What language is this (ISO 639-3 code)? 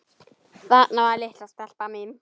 isl